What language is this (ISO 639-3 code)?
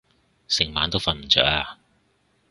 yue